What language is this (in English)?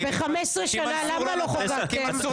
Hebrew